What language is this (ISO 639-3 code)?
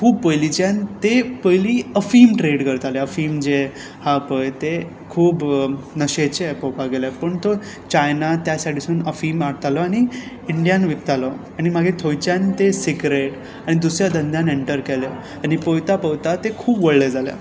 kok